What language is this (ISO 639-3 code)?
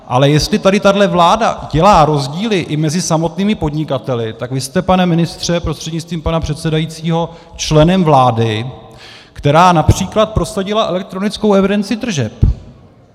ces